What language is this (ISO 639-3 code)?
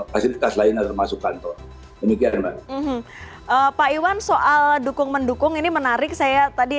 ind